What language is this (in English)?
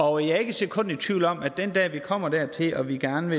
Danish